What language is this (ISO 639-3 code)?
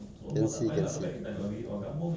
eng